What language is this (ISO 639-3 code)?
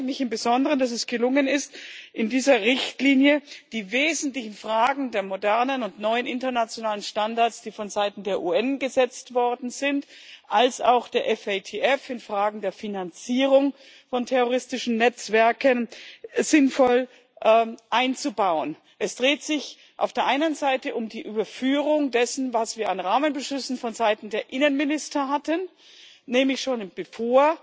deu